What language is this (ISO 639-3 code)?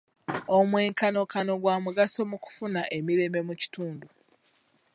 lug